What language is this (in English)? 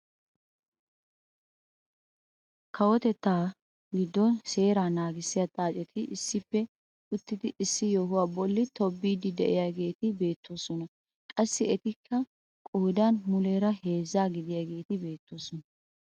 Wolaytta